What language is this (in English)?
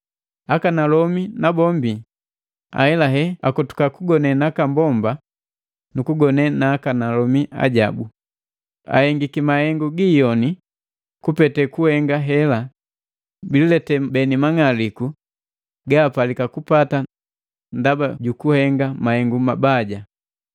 Matengo